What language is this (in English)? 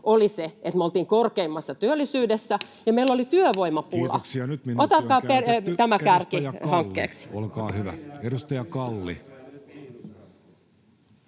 Finnish